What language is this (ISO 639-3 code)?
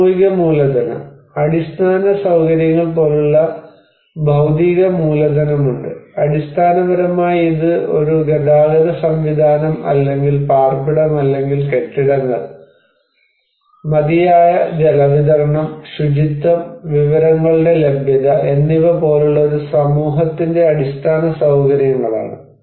mal